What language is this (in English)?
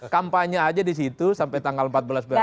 Indonesian